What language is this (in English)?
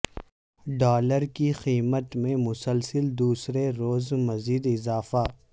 Urdu